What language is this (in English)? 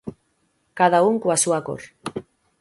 Galician